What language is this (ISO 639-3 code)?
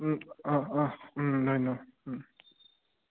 asm